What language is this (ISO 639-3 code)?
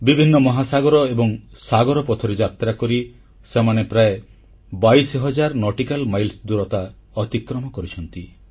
ori